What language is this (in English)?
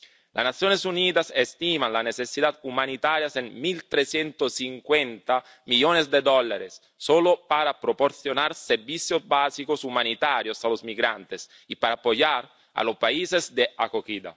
Spanish